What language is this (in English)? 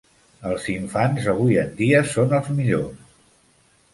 Catalan